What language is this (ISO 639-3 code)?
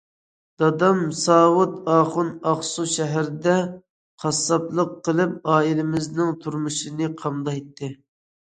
uig